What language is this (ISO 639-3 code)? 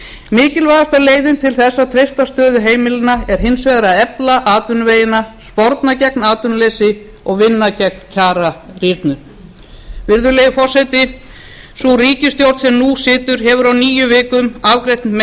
isl